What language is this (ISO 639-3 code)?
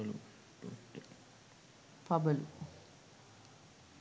sin